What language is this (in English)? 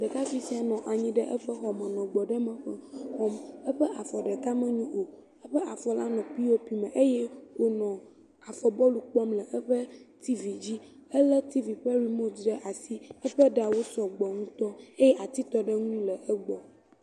Ewe